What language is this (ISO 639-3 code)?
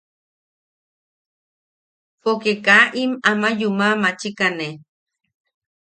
yaq